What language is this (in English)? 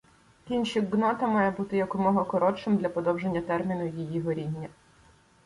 Ukrainian